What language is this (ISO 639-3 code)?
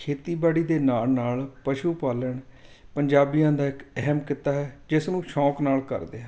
pan